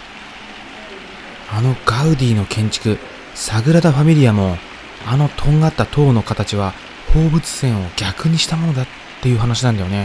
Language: Japanese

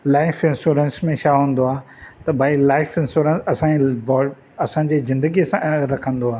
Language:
Sindhi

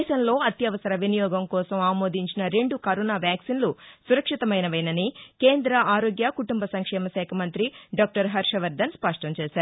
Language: Telugu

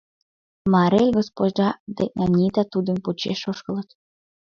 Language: Mari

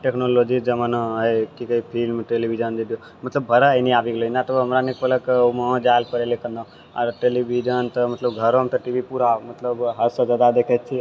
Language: Maithili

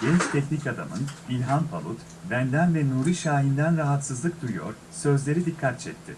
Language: Turkish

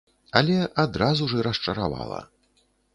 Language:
Belarusian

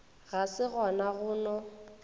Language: Northern Sotho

